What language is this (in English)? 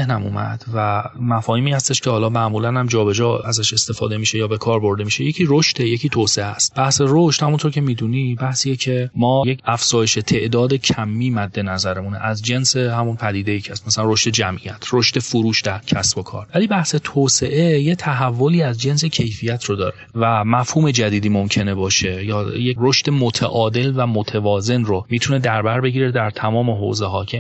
Persian